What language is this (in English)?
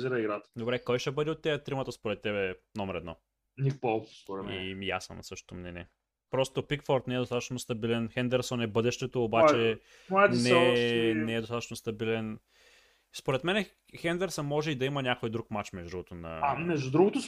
Bulgarian